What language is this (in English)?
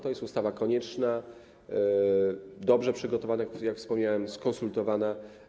Polish